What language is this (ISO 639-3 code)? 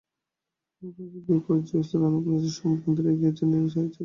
ben